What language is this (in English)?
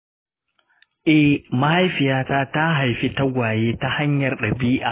Hausa